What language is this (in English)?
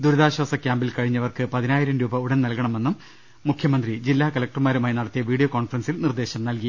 Malayalam